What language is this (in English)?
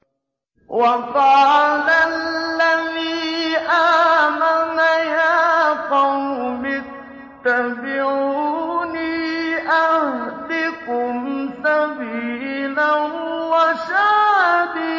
Arabic